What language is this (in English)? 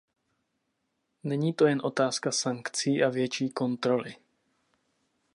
Czech